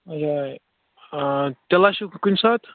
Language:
Kashmiri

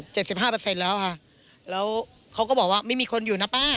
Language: Thai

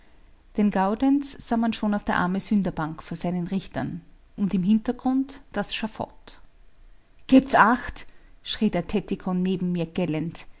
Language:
German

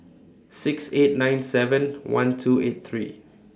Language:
English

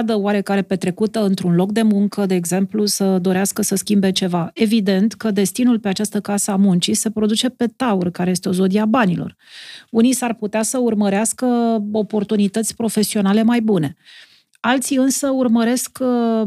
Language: Romanian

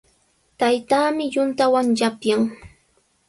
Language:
Sihuas Ancash Quechua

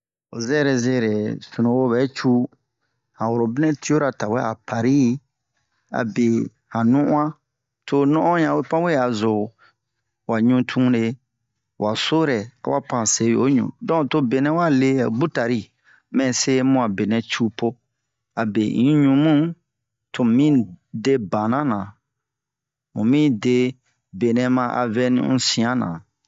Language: Bomu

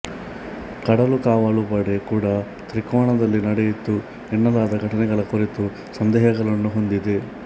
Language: Kannada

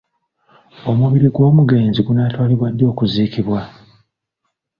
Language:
Ganda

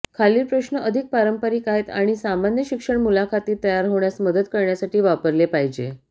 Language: Marathi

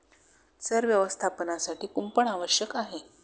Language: Marathi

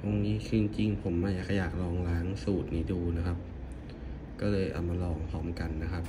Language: Thai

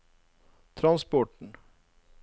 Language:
Norwegian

